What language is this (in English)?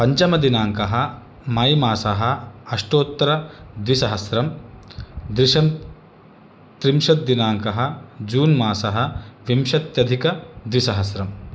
Sanskrit